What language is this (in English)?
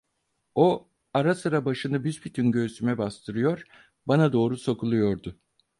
Turkish